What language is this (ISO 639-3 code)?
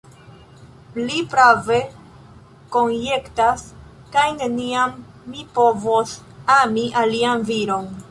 epo